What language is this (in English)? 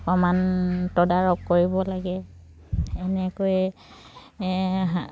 Assamese